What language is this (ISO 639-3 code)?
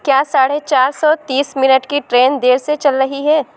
urd